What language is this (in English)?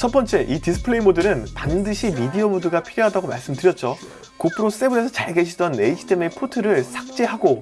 Korean